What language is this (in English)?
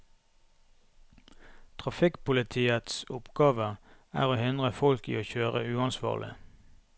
Norwegian